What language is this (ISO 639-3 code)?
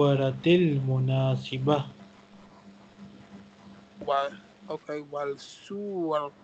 eng